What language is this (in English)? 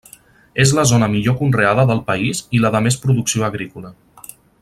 Catalan